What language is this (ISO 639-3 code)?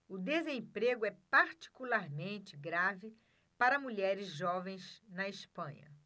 por